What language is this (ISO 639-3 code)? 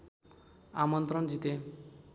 nep